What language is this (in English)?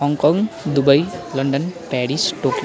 Nepali